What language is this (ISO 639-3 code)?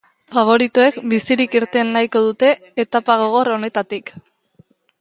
eus